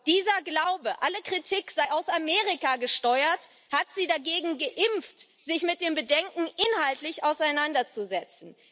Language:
German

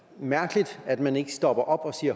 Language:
Danish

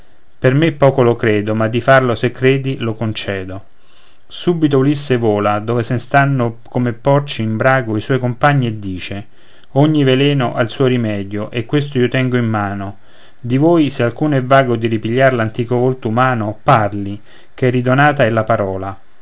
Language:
Italian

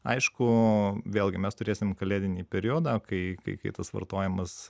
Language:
Lithuanian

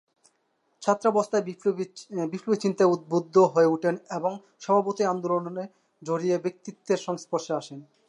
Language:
Bangla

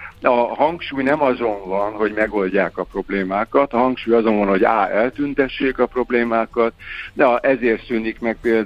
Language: Hungarian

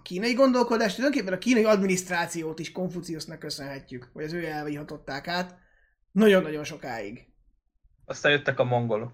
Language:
Hungarian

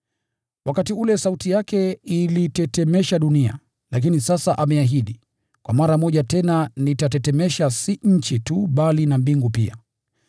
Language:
Swahili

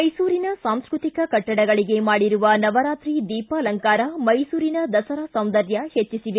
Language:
Kannada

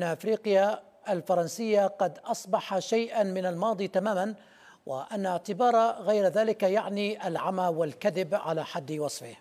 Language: Arabic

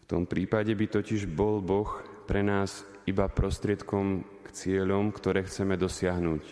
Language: Slovak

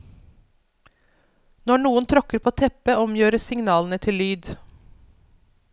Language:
Norwegian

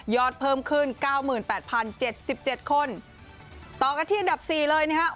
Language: Thai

